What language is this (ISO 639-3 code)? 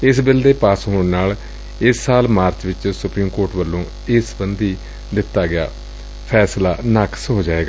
pan